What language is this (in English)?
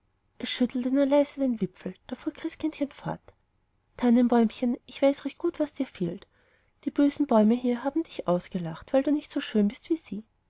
German